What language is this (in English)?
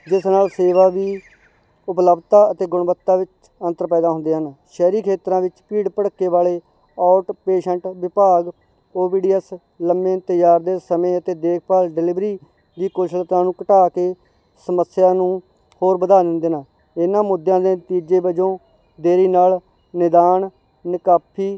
Punjabi